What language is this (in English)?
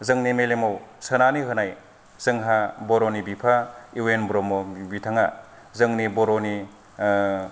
Bodo